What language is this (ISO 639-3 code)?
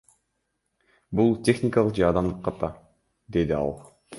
kir